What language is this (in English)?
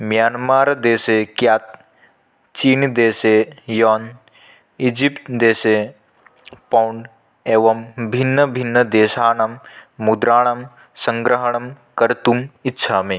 Sanskrit